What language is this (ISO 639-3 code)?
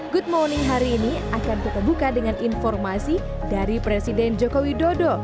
ind